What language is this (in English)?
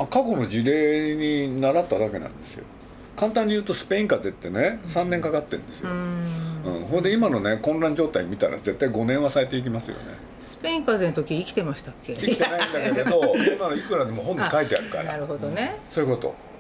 Japanese